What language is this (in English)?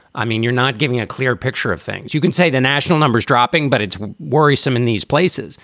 English